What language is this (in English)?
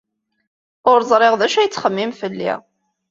Kabyle